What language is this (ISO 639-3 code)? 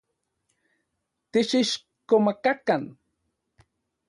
ncx